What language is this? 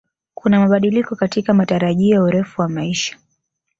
Swahili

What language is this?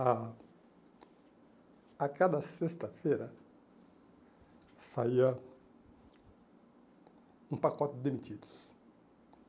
Portuguese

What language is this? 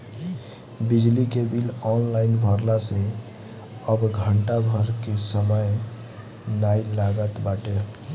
Bhojpuri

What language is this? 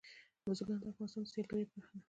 Pashto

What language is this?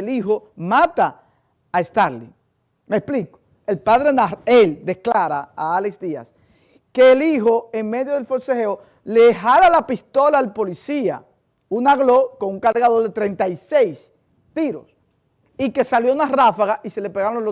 Spanish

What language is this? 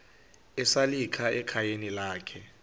Xhosa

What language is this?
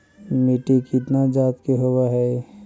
Magahi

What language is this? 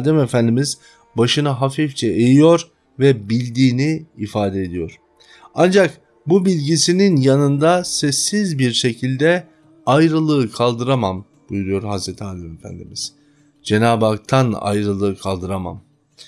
Turkish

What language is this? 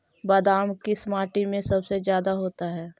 Magahi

